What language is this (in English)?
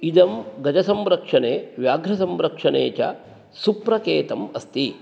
Sanskrit